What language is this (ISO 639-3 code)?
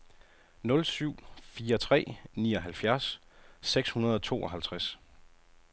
dan